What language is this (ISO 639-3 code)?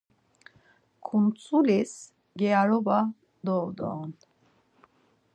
lzz